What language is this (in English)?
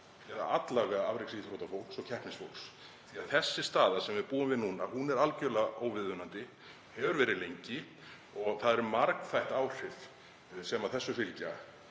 Icelandic